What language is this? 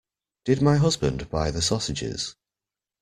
English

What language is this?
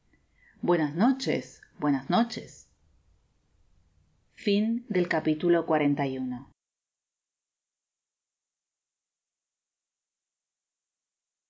Spanish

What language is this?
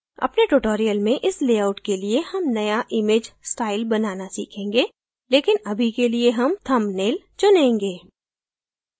Hindi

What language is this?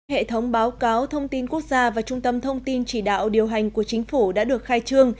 Vietnamese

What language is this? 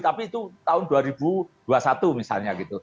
Indonesian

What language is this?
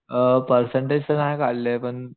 Marathi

